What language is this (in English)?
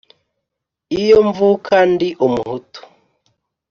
Kinyarwanda